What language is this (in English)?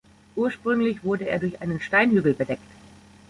German